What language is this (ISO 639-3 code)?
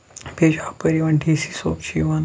kas